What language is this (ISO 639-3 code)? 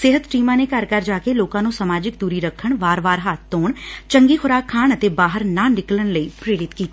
pan